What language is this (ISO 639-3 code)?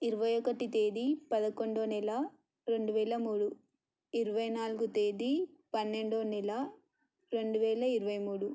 tel